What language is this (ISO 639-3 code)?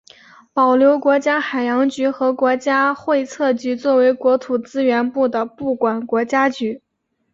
zho